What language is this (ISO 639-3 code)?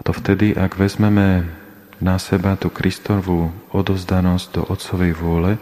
slk